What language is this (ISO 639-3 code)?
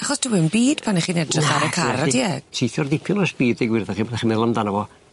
cym